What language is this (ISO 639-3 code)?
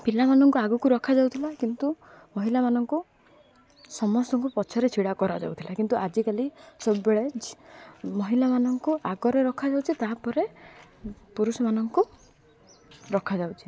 ori